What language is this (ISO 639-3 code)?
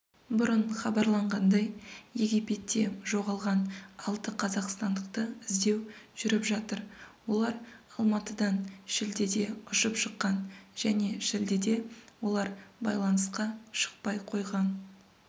kaz